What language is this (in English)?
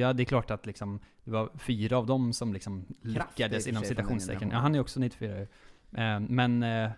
Swedish